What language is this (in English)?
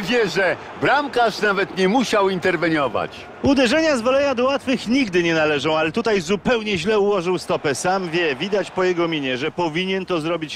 Polish